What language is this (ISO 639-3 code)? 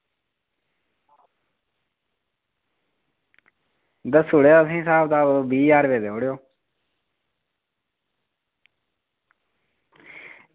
doi